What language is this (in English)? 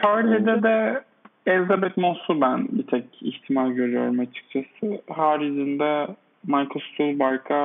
Turkish